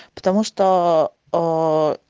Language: Russian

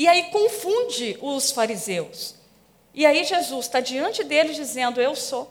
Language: Portuguese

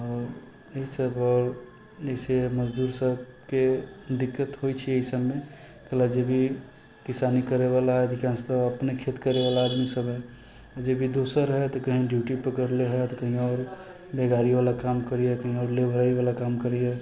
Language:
Maithili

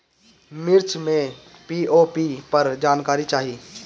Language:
Bhojpuri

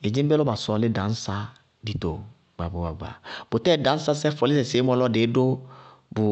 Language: Bago-Kusuntu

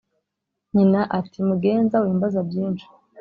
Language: Kinyarwanda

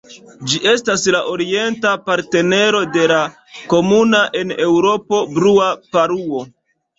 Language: Esperanto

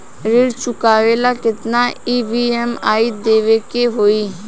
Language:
Bhojpuri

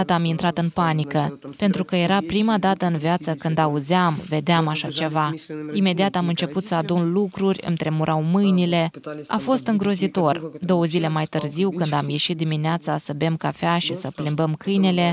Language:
Romanian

